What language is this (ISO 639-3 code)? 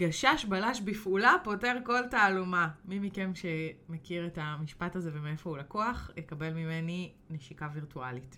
heb